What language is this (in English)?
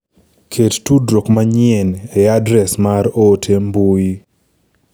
Luo (Kenya and Tanzania)